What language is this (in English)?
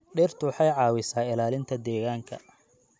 Somali